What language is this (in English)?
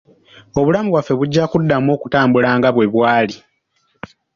Ganda